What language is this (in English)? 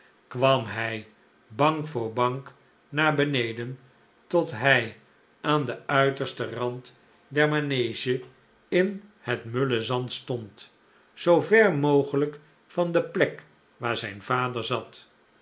Dutch